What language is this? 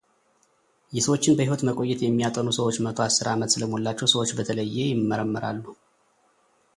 Amharic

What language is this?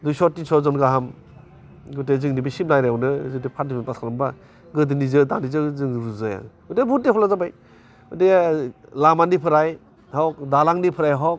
Bodo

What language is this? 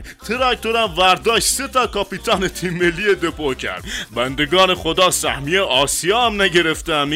Persian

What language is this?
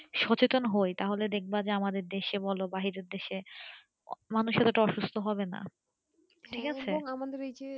Bangla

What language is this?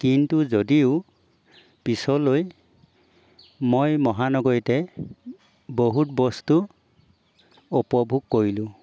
Assamese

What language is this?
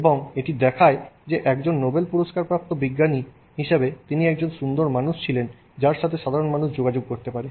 Bangla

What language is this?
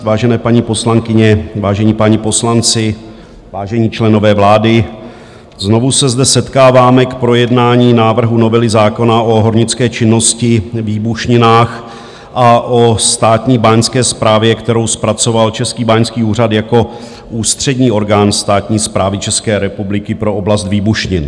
Czech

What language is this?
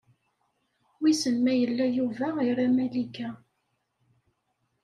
Kabyle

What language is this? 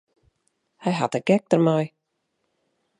Western Frisian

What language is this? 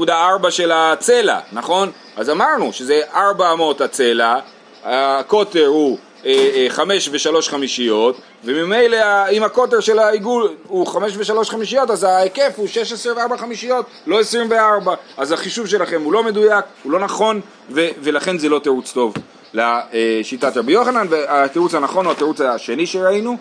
Hebrew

